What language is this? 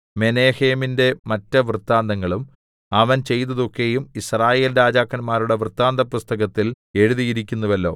Malayalam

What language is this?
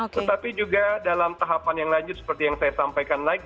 Indonesian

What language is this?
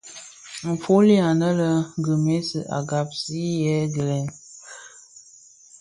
Bafia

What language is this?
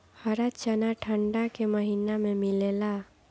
Bhojpuri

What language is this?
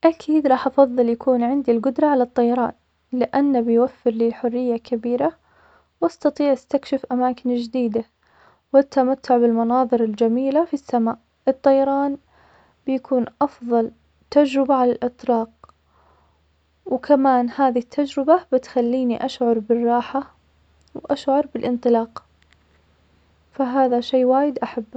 Omani Arabic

